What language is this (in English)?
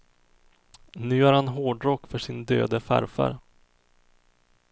Swedish